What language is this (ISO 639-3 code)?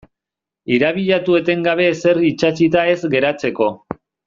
eus